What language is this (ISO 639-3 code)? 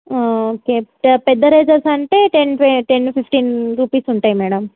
tel